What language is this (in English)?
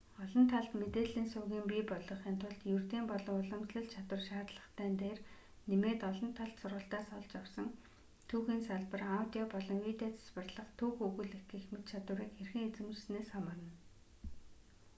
Mongolian